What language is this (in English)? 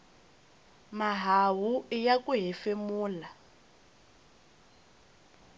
Tsonga